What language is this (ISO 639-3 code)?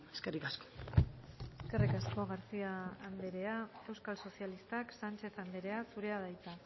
eus